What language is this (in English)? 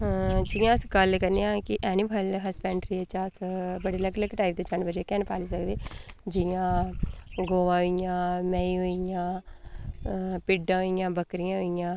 Dogri